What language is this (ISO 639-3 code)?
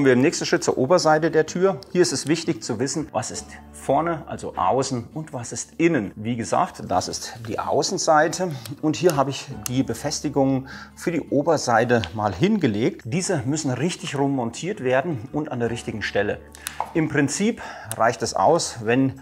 deu